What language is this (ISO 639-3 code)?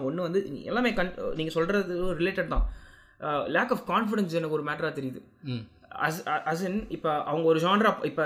tam